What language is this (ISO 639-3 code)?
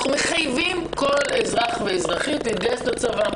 heb